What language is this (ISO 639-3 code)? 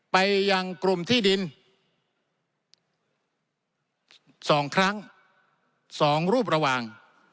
tha